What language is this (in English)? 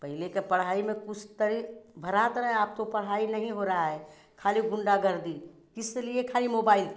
Hindi